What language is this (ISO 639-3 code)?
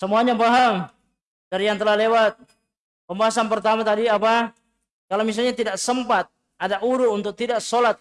ind